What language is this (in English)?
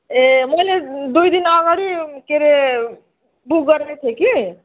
Nepali